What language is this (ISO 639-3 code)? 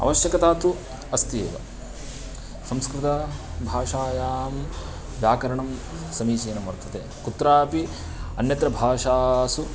san